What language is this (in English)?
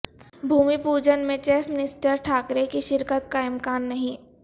Urdu